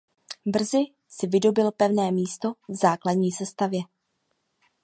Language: Czech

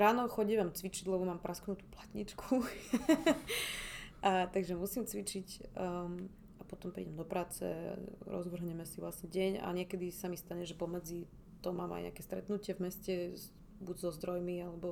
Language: Slovak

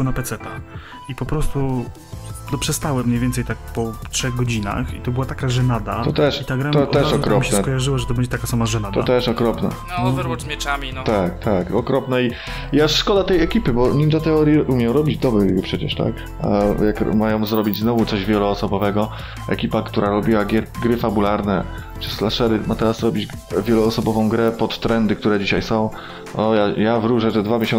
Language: Polish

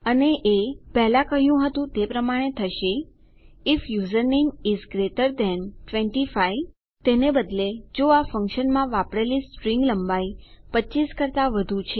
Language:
Gujarati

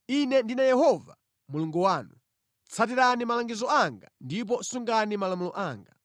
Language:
Nyanja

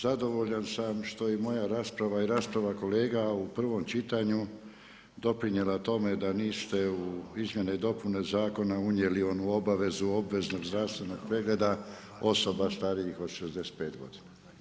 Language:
Croatian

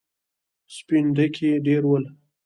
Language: Pashto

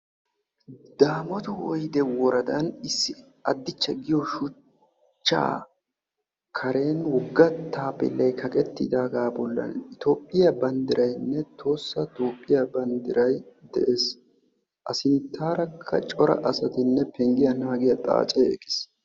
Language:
Wolaytta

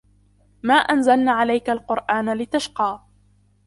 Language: Arabic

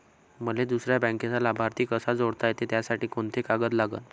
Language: Marathi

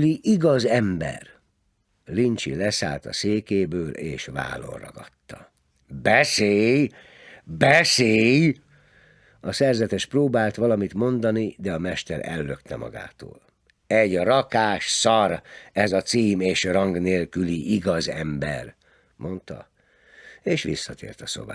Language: Hungarian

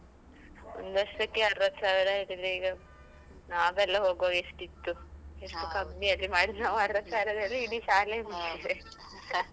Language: Kannada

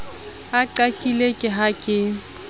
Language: Southern Sotho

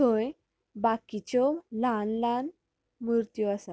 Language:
Konkani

